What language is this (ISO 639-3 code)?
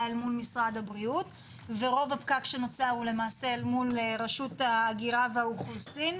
heb